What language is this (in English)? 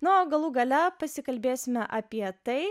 Lithuanian